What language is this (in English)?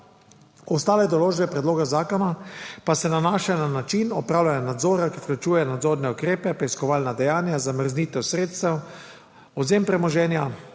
Slovenian